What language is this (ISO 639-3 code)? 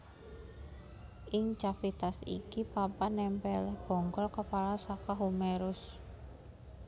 jav